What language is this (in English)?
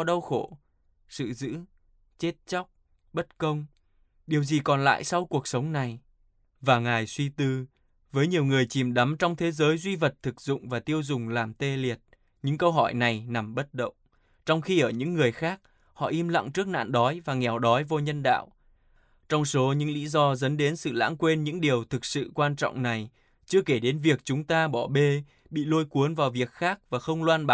Vietnamese